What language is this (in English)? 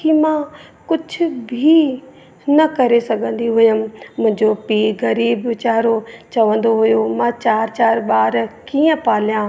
Sindhi